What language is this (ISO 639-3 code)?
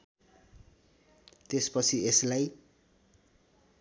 nep